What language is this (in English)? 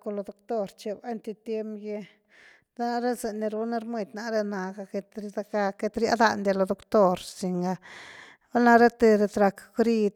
Güilá Zapotec